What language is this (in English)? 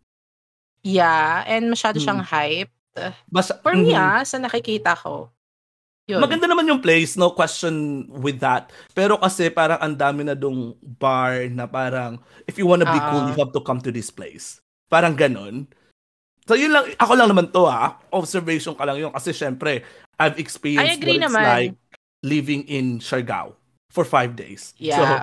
Filipino